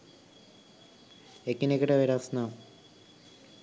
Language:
Sinhala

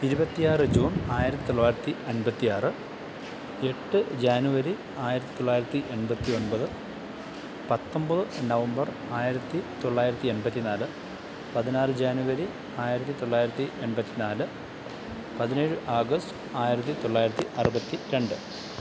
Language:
Malayalam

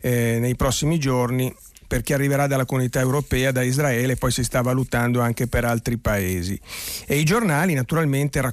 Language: Italian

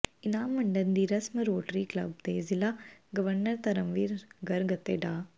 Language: Punjabi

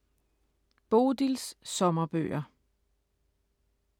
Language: Danish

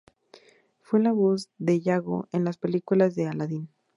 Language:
Spanish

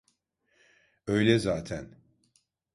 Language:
Turkish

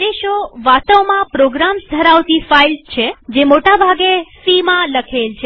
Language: Gujarati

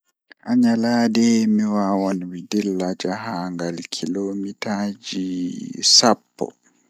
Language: Fula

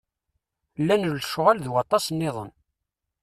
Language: Kabyle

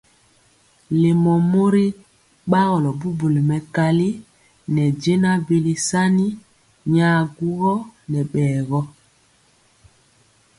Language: Mpiemo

